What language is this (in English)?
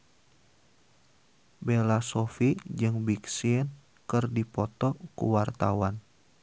Sundanese